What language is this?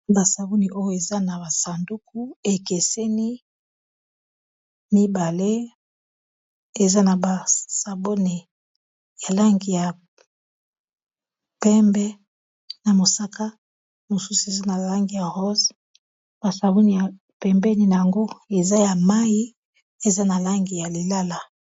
Lingala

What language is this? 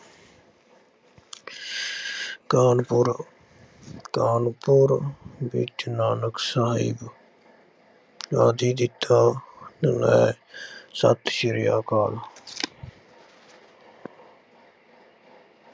Punjabi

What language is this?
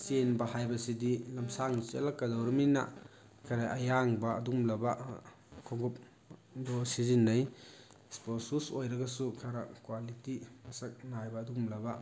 Manipuri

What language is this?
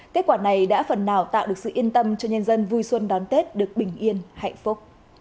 Vietnamese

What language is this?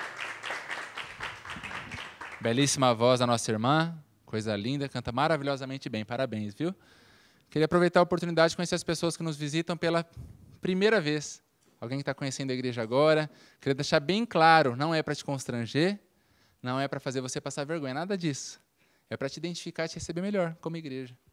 Portuguese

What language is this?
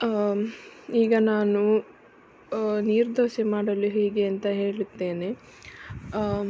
Kannada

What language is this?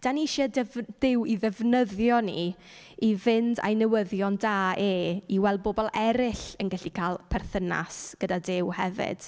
Welsh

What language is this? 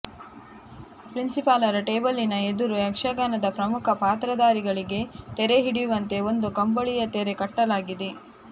Kannada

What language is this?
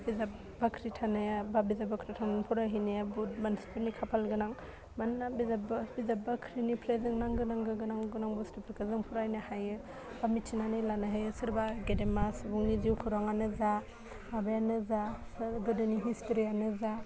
Bodo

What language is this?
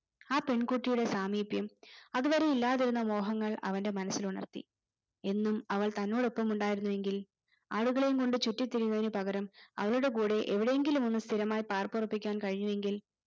Malayalam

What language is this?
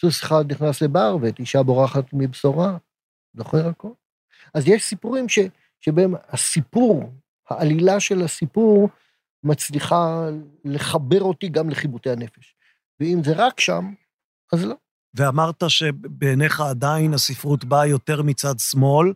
Hebrew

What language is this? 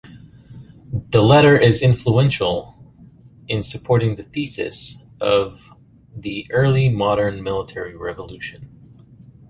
English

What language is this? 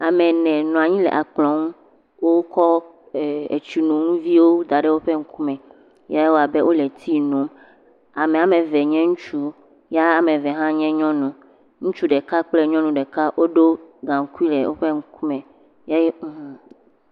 Ewe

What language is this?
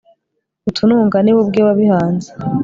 Kinyarwanda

